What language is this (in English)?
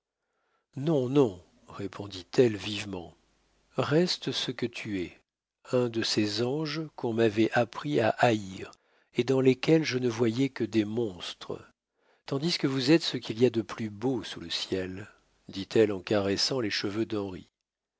French